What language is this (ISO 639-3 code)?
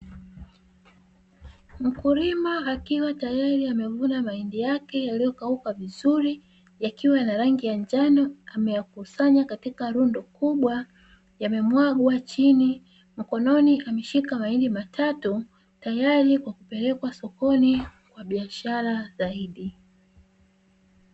swa